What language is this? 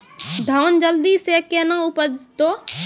Maithili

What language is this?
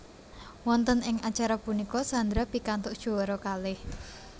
Javanese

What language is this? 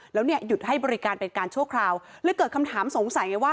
Thai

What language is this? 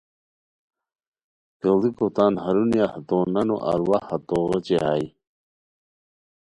Khowar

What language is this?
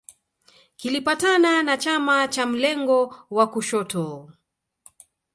Swahili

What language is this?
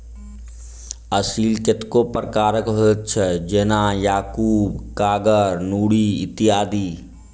Maithili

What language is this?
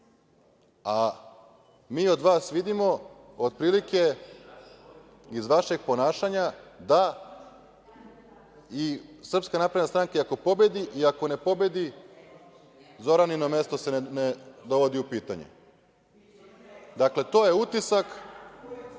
Serbian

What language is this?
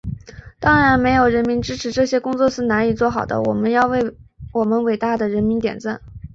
Chinese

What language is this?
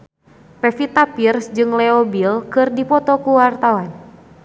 Sundanese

